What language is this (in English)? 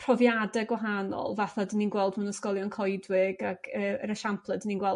Welsh